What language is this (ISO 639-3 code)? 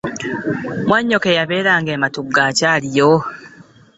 lug